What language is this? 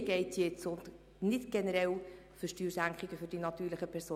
Swiss German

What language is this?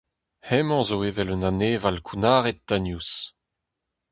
Breton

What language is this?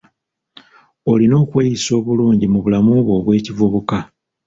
Ganda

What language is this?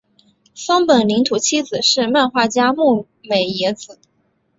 Chinese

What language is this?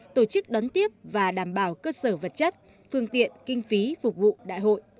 Vietnamese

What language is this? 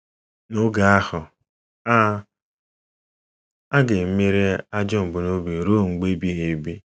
Igbo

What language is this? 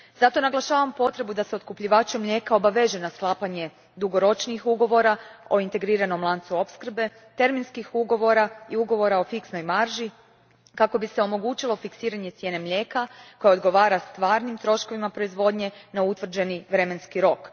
Croatian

